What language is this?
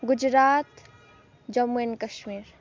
Nepali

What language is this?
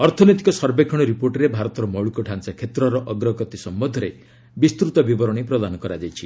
Odia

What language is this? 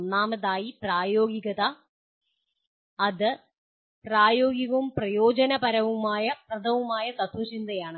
Malayalam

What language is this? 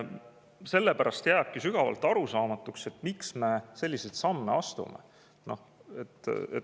Estonian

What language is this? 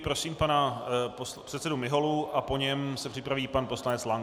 Czech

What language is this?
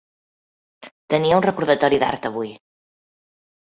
Catalan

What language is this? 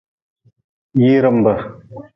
Nawdm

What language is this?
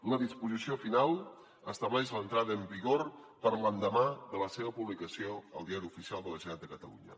Catalan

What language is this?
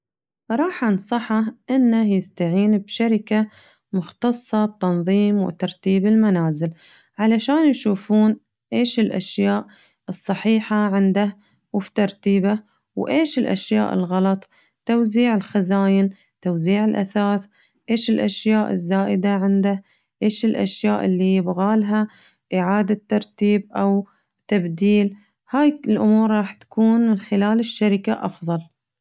Najdi Arabic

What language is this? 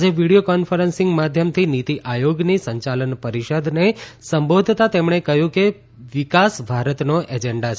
Gujarati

